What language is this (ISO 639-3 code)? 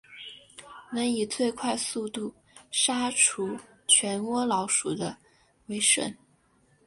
zho